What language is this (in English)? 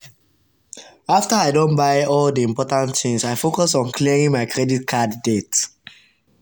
Nigerian Pidgin